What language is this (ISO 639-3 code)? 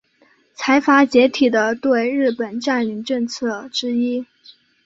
zho